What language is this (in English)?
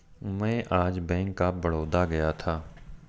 Hindi